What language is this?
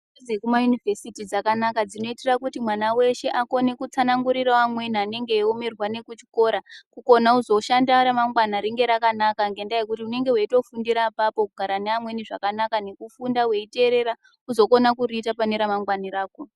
Ndau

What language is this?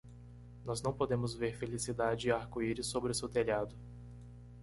Portuguese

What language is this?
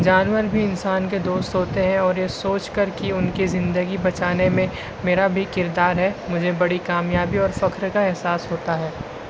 Urdu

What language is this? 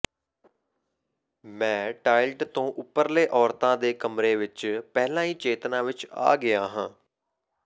Punjabi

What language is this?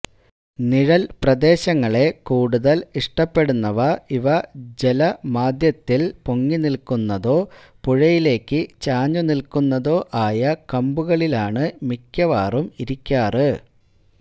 Malayalam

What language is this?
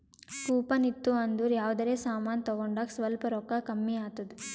Kannada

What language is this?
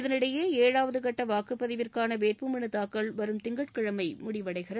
Tamil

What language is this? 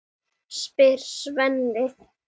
Icelandic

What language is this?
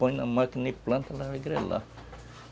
Portuguese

